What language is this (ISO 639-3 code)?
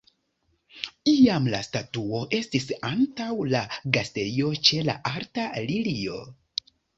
epo